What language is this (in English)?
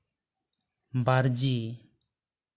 Santali